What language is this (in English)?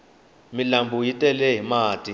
Tsonga